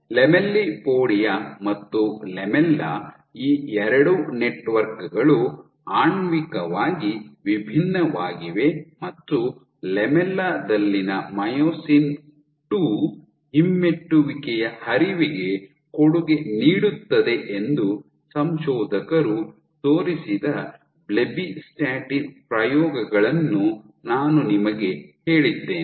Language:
Kannada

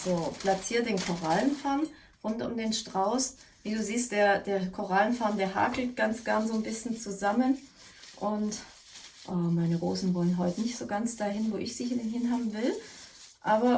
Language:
German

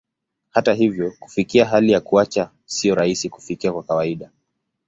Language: Swahili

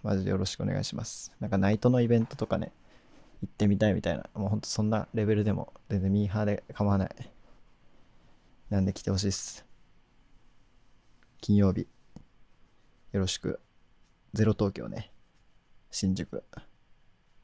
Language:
Japanese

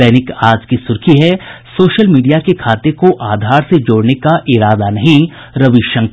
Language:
Hindi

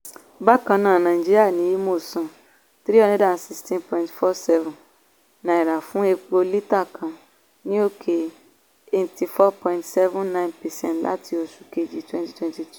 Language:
Yoruba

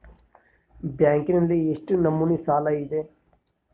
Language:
Kannada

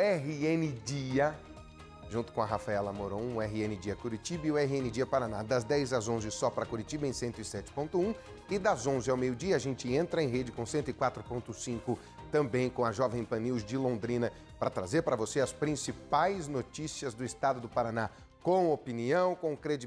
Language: Portuguese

